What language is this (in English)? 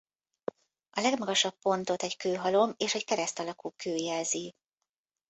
Hungarian